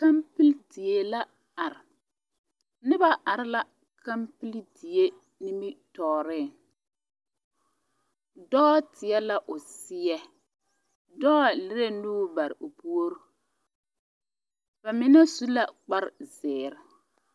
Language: Southern Dagaare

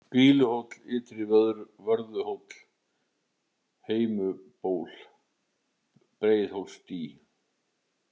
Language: Icelandic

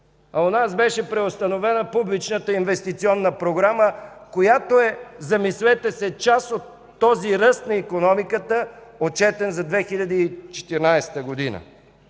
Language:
Bulgarian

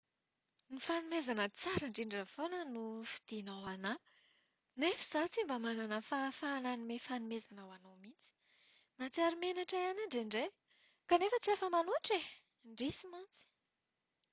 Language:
Malagasy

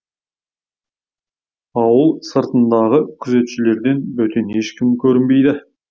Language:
Kazakh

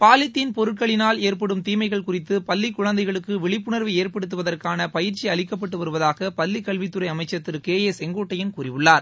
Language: Tamil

